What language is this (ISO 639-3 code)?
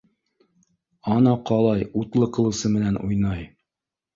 bak